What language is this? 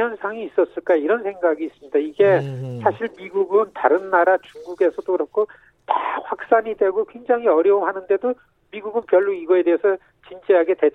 Korean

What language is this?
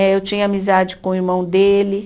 Portuguese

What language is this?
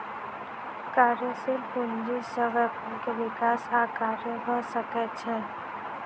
Maithili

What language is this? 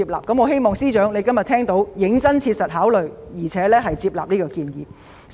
Cantonese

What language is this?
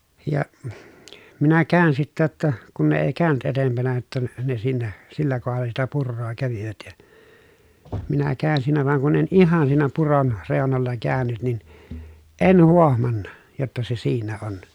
Finnish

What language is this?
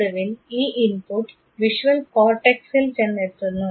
Malayalam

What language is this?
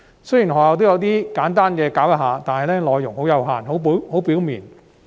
Cantonese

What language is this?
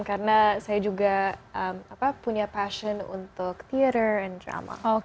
Indonesian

